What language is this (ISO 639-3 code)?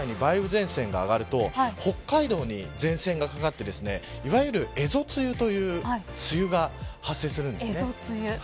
jpn